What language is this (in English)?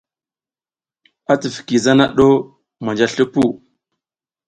South Giziga